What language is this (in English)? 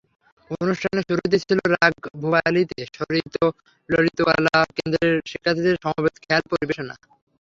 Bangla